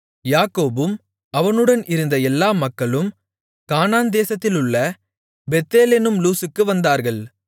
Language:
Tamil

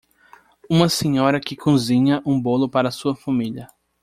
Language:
Portuguese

